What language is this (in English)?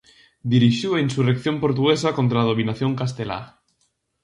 Galician